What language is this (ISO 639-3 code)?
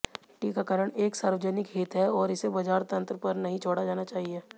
hin